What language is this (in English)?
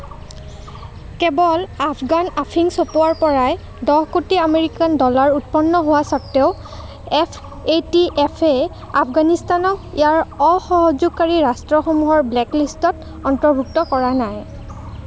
Assamese